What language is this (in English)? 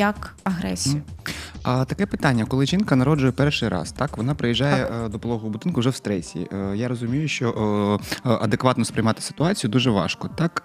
Ukrainian